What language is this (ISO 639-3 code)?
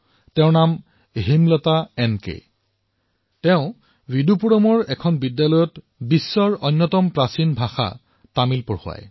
asm